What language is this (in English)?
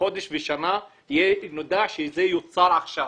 Hebrew